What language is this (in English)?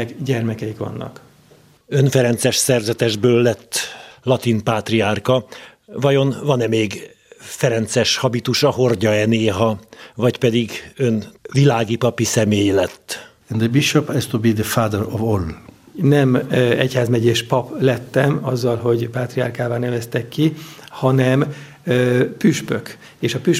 Hungarian